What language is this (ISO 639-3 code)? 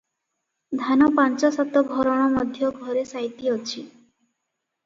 ori